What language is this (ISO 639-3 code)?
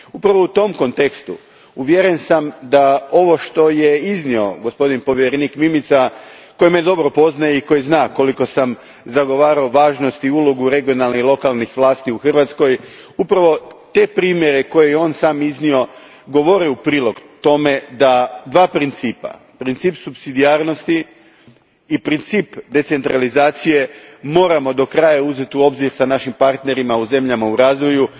hrv